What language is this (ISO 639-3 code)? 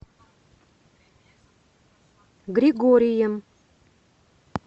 rus